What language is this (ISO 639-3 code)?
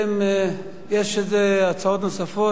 heb